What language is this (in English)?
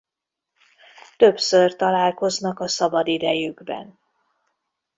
Hungarian